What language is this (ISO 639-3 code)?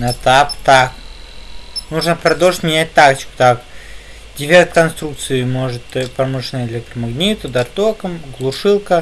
rus